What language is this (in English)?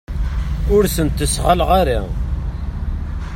Kabyle